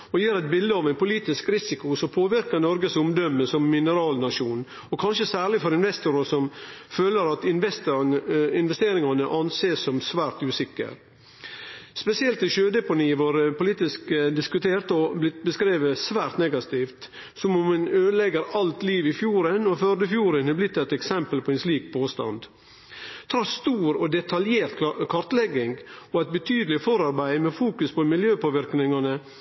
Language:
Norwegian Nynorsk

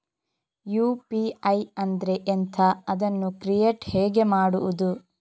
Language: Kannada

